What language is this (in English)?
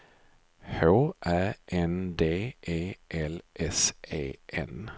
Swedish